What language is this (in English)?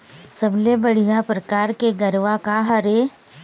Chhattisgarhi